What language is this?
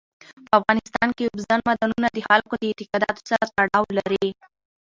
Pashto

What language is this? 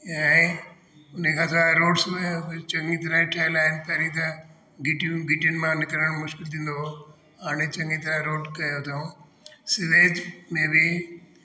Sindhi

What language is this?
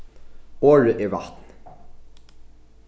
Faroese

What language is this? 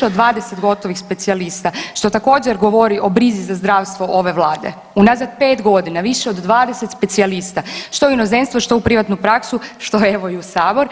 Croatian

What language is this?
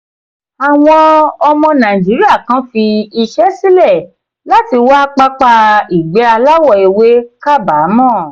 Yoruba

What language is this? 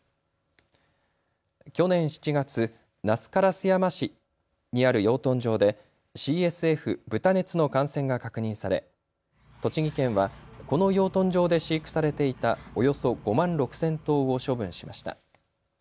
Japanese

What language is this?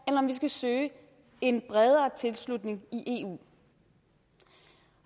Danish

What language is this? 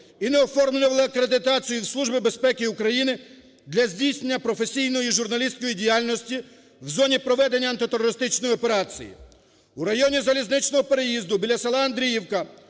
Ukrainian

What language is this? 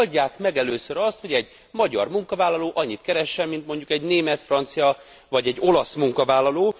Hungarian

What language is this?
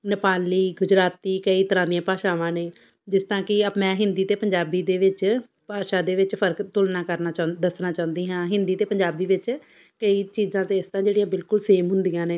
Punjabi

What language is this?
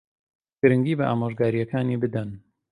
Central Kurdish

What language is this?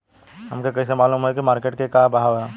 Bhojpuri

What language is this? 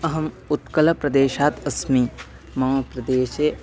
Sanskrit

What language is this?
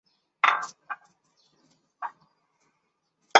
Chinese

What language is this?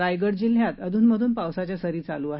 Marathi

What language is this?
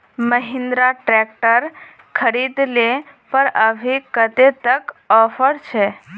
Magahi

